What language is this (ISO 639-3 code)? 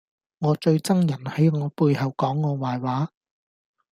yue